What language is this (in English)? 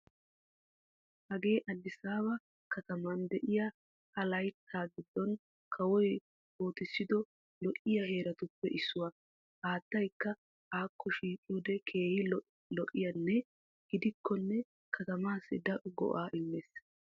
Wolaytta